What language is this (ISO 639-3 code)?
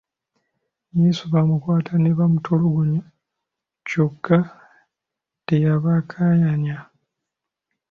lug